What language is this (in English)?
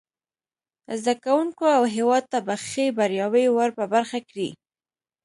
Pashto